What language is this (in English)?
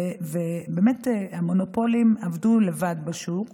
Hebrew